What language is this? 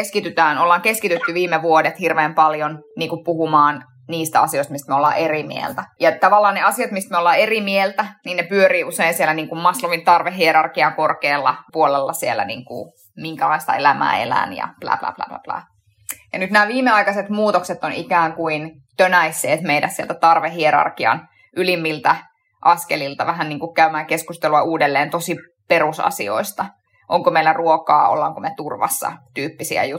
Finnish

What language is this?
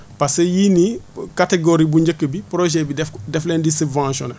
Wolof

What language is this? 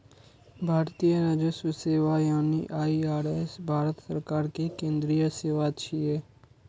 Maithili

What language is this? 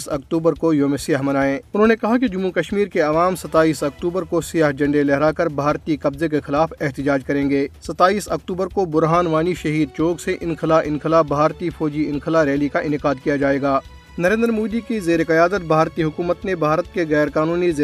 Urdu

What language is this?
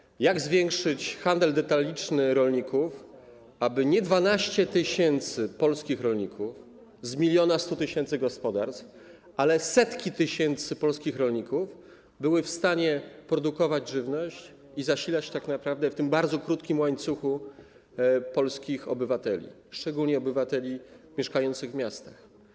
Polish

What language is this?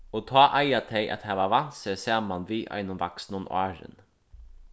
Faroese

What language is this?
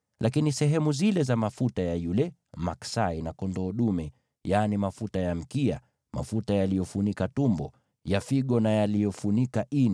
Swahili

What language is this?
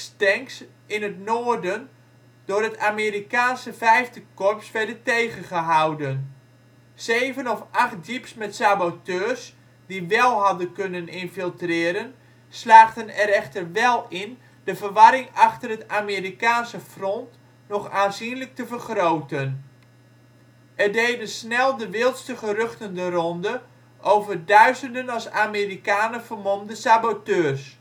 Dutch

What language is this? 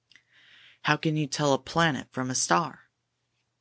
English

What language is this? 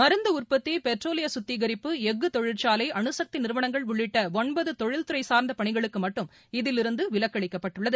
Tamil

